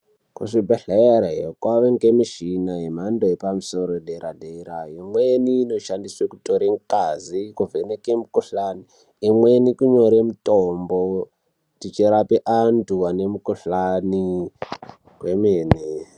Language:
Ndau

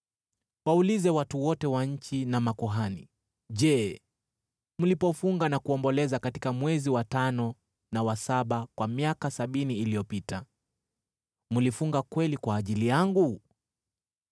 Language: Swahili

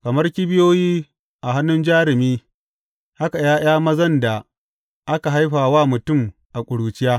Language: Hausa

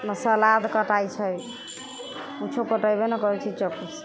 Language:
Maithili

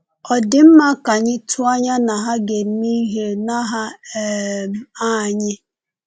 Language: Igbo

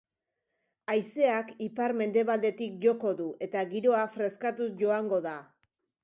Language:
Basque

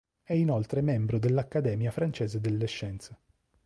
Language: Italian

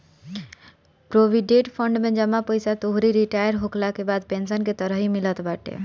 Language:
Bhojpuri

